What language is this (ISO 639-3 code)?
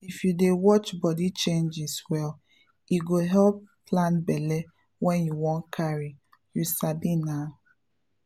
pcm